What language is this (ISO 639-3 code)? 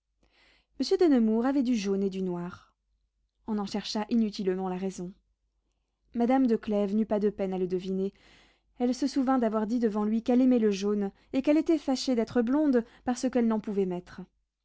fra